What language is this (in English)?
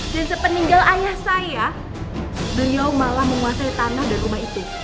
Indonesian